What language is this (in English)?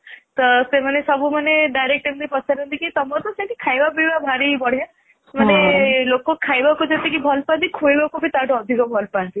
Odia